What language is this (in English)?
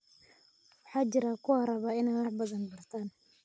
Somali